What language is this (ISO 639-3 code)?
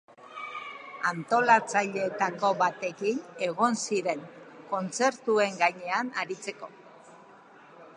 eus